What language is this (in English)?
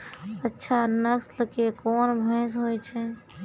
Maithili